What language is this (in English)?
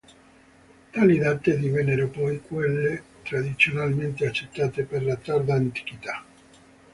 Italian